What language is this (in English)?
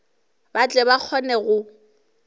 Northern Sotho